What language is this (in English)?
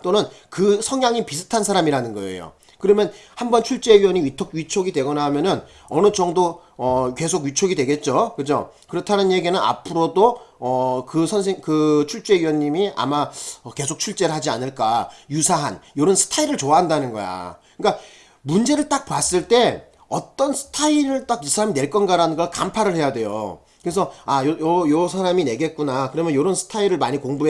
Korean